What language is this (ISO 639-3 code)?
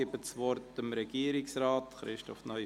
gsw